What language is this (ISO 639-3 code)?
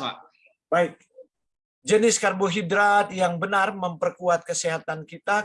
ind